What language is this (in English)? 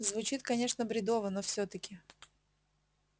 Russian